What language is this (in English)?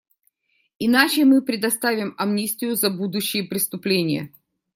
Russian